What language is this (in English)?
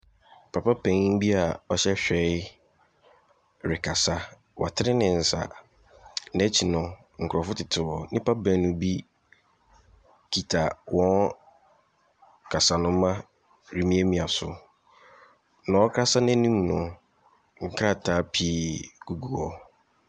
Akan